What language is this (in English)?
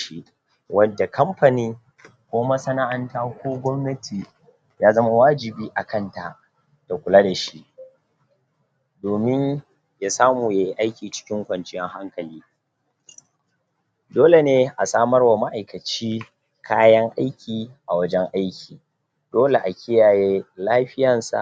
Hausa